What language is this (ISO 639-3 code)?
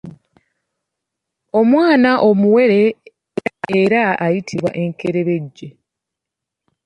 lug